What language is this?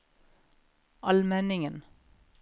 Norwegian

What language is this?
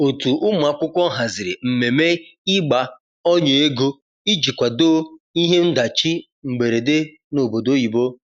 Igbo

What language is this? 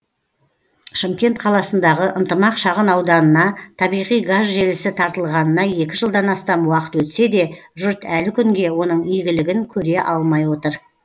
Kazakh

